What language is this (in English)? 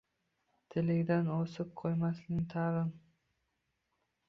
Uzbek